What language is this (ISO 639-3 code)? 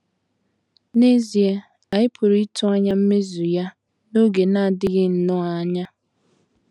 ibo